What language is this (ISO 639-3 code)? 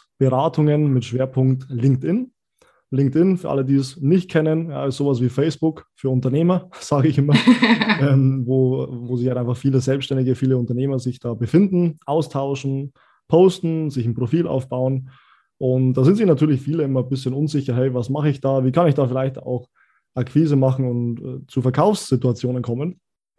deu